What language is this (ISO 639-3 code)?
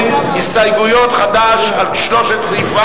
heb